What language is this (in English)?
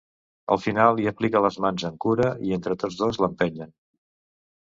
Catalan